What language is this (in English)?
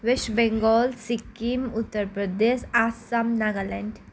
Nepali